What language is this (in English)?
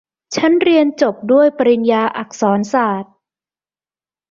Thai